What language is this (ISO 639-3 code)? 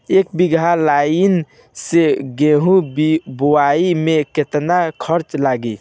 bho